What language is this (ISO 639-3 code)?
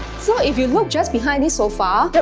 eng